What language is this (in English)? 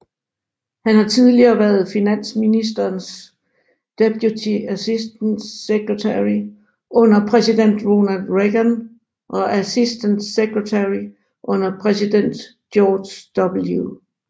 Danish